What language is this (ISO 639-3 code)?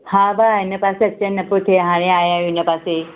snd